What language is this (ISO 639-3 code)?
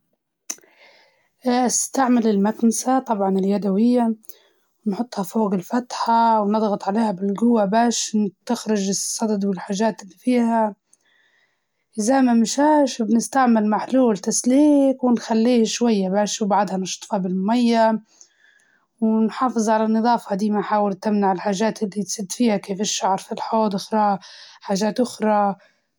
ayl